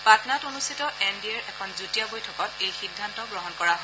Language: Assamese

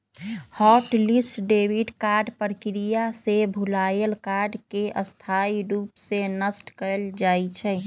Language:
Magahi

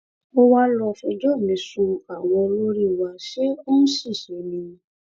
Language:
Yoruba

